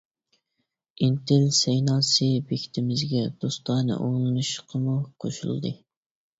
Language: Uyghur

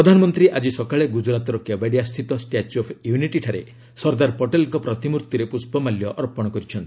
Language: Odia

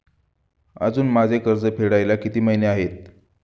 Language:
Marathi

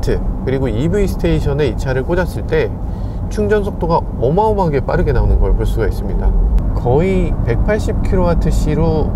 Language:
Korean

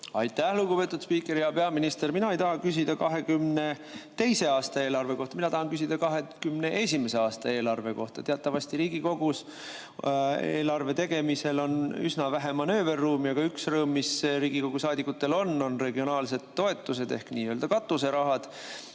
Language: Estonian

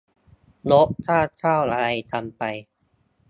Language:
Thai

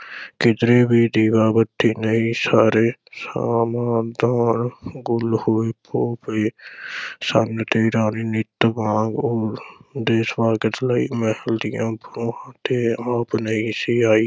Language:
Punjabi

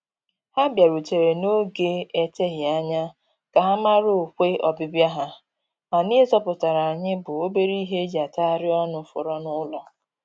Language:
Igbo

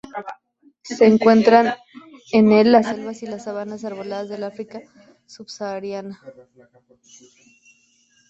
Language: Spanish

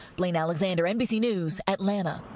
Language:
English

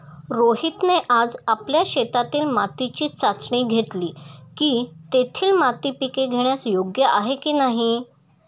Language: Marathi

